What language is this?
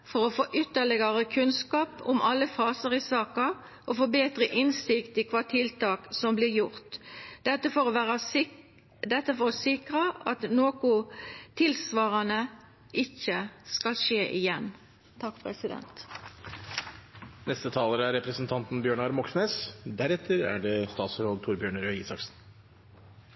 Norwegian Nynorsk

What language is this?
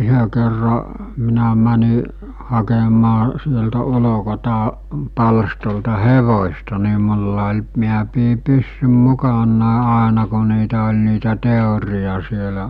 Finnish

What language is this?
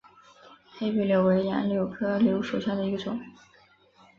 Chinese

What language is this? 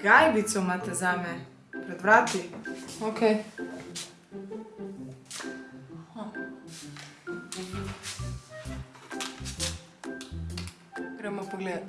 Slovenian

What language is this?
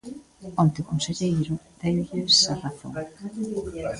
Galician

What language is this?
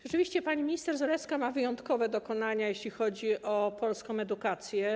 Polish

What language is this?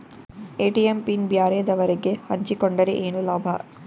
Kannada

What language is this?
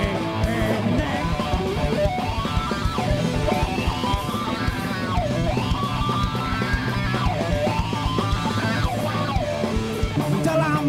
Indonesian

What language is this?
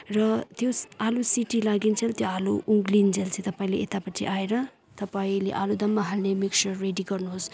Nepali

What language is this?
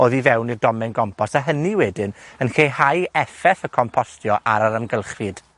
Welsh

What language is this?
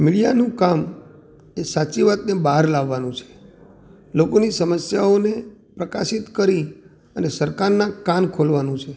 Gujarati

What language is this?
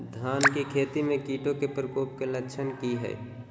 Magahi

